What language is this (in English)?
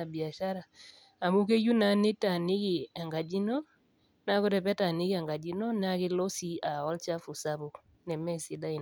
Masai